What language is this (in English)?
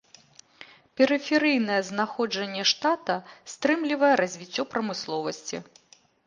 Belarusian